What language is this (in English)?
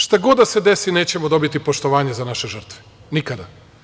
Serbian